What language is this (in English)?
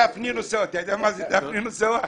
Hebrew